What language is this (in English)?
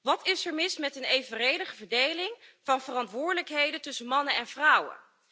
Dutch